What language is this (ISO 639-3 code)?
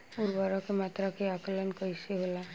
bho